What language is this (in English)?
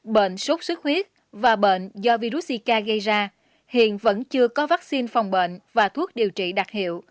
Vietnamese